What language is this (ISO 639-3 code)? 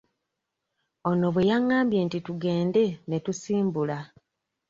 lug